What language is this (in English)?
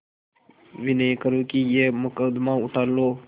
Hindi